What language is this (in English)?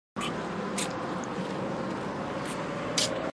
Chinese